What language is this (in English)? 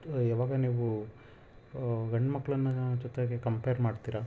Kannada